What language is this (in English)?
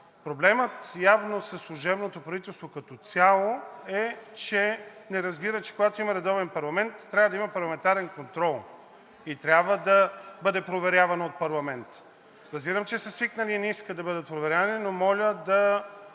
Bulgarian